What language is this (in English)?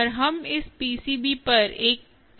Hindi